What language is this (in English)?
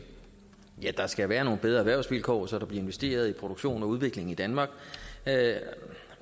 Danish